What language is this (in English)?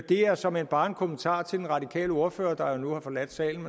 Danish